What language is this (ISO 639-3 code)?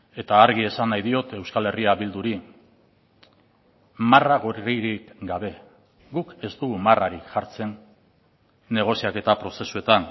eus